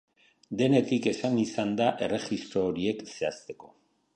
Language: Basque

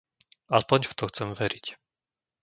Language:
Slovak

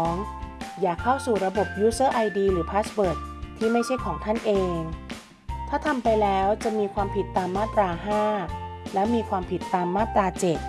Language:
Thai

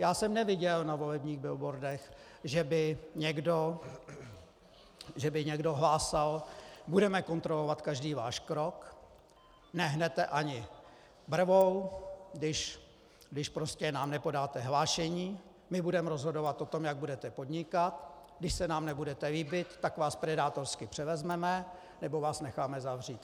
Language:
Czech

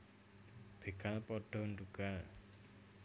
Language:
Javanese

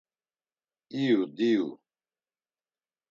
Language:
Laz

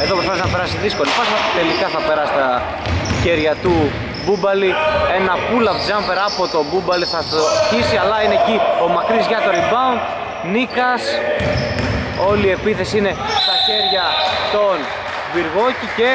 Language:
Greek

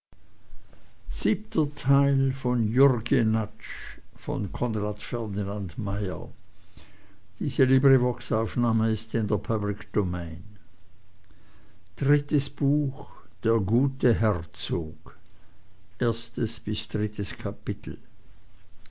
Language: German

